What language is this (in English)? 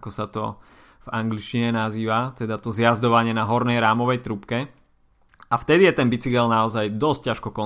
Slovak